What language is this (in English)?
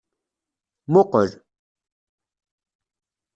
Kabyle